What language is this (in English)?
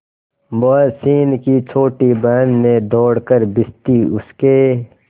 Hindi